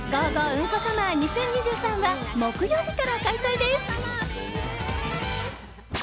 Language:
Japanese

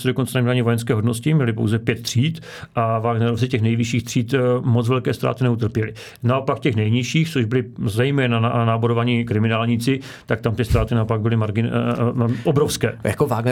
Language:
Czech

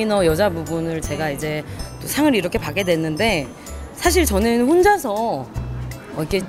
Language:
Korean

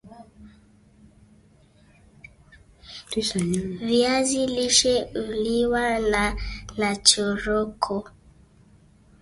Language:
Swahili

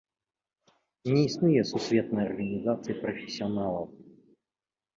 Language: Belarusian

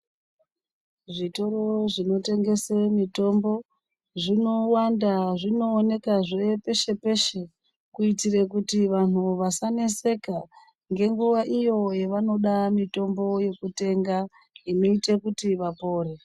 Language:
Ndau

